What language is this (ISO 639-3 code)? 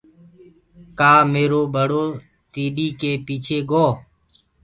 ggg